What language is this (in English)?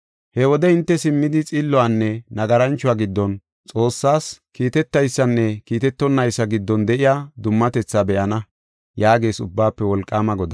Gofa